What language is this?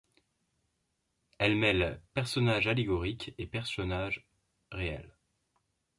French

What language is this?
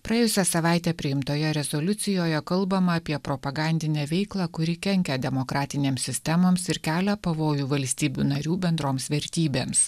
Lithuanian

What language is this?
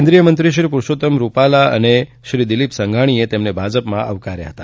Gujarati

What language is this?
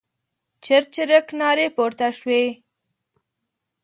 Pashto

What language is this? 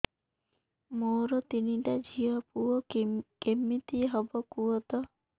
Odia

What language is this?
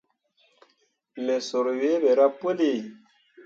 Mundang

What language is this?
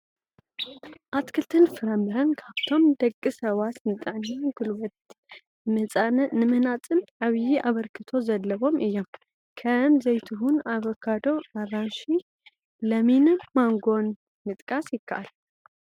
Tigrinya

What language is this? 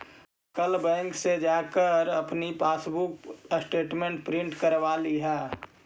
Magahi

